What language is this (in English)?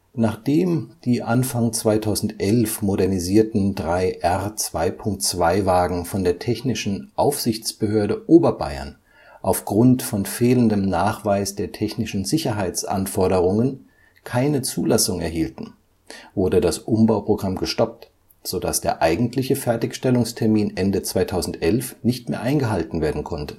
German